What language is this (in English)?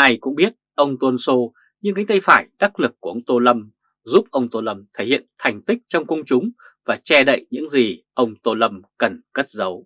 Vietnamese